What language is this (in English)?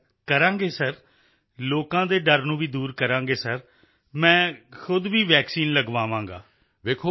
Punjabi